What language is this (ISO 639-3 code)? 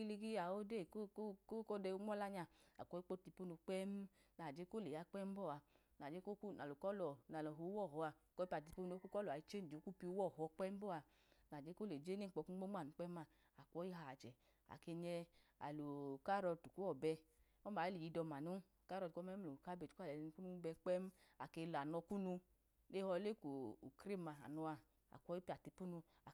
idu